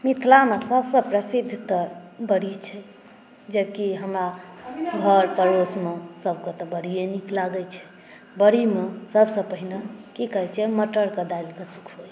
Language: Maithili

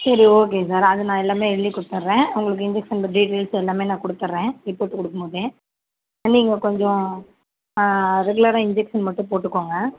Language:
Tamil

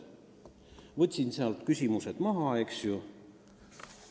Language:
Estonian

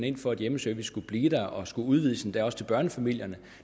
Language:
Danish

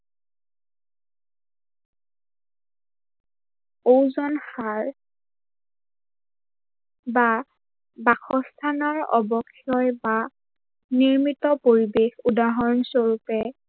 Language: Assamese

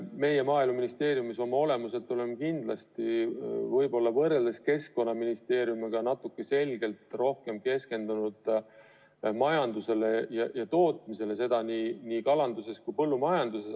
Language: Estonian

